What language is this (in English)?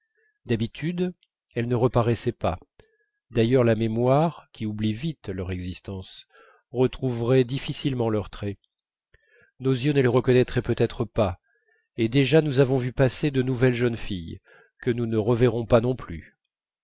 French